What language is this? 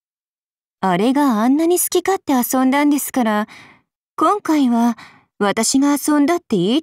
Japanese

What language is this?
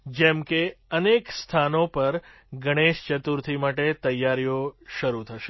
Gujarati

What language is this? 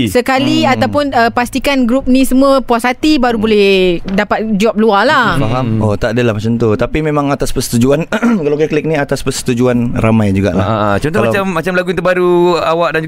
Malay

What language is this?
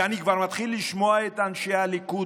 Hebrew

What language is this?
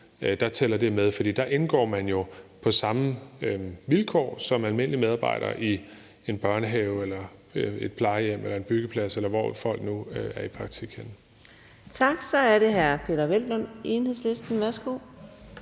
Danish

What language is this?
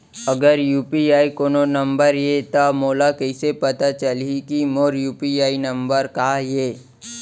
Chhattisgarhi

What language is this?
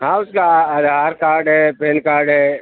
Urdu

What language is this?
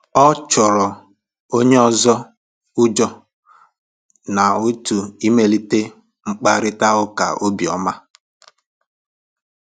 Igbo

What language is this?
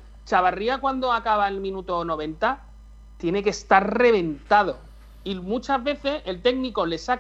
Spanish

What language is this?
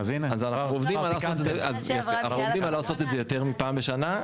Hebrew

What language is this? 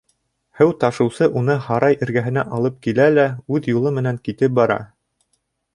Bashkir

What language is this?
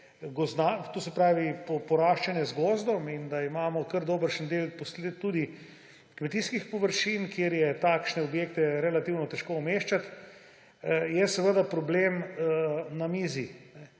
Slovenian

